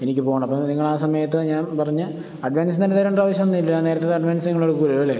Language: Malayalam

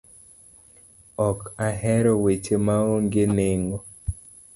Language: Luo (Kenya and Tanzania)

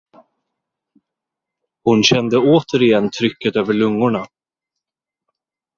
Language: Swedish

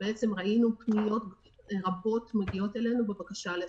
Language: Hebrew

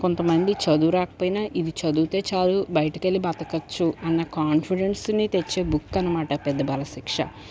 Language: Telugu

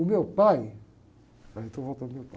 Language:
Portuguese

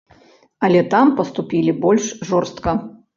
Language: Belarusian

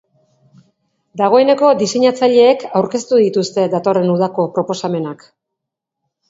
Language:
Basque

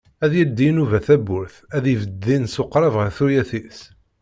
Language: Kabyle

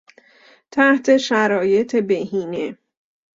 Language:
Persian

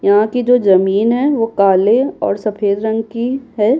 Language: Hindi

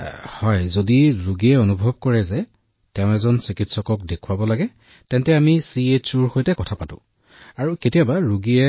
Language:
Assamese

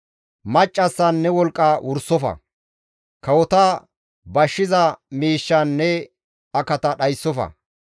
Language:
Gamo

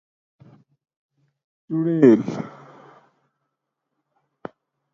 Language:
Gawri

